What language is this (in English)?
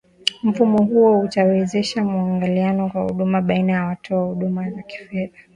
Swahili